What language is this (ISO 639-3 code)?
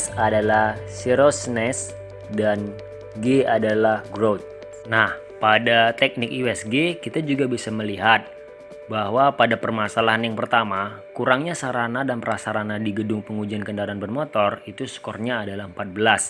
ind